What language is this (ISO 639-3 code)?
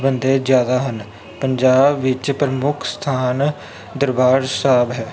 pan